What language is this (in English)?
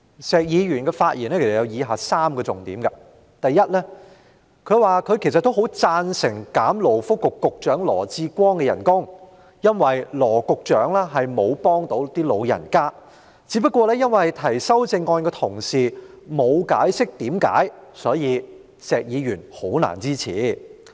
Cantonese